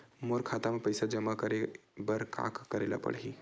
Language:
Chhattisgarhi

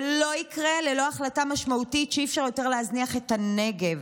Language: Hebrew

